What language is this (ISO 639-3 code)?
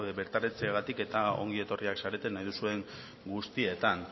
eus